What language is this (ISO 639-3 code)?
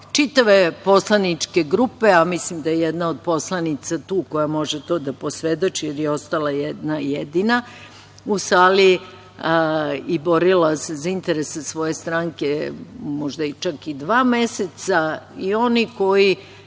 srp